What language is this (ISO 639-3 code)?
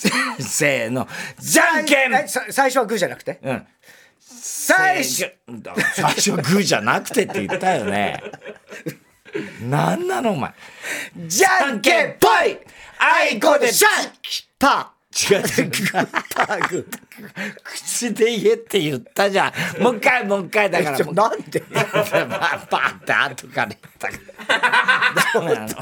jpn